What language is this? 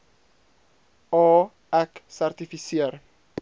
Afrikaans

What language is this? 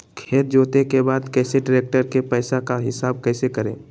Magahi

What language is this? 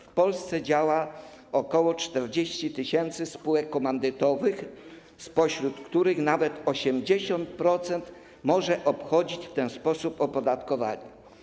Polish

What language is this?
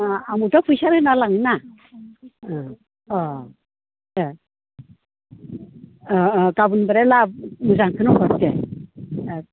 Bodo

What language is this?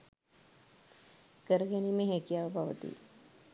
Sinhala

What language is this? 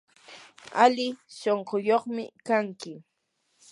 Yanahuanca Pasco Quechua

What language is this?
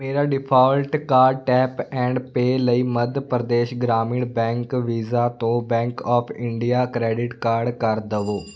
Punjabi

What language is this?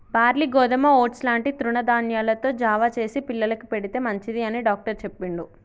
Telugu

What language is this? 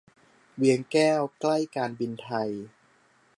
Thai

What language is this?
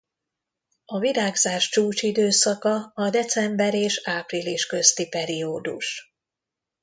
Hungarian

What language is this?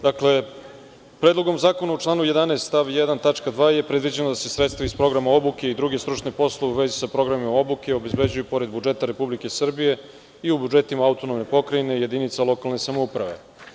Serbian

